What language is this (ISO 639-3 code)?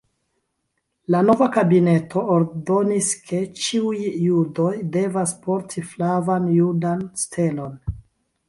epo